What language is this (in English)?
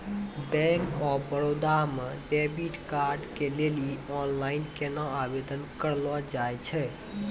Maithili